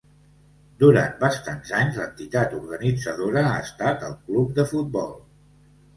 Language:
Catalan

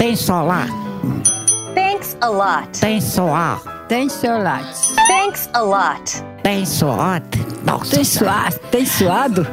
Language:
Portuguese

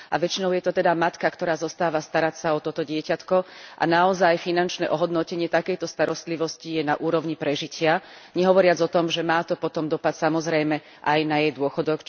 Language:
Slovak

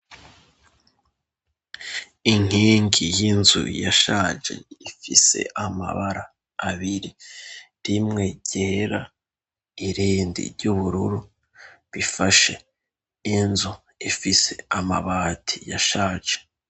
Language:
Rundi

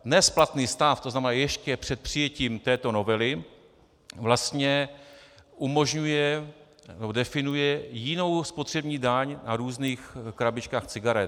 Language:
Czech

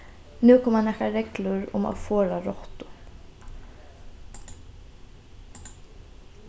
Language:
Faroese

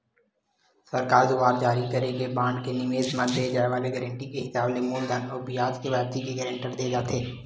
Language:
Chhattisgarhi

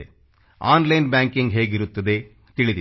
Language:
Kannada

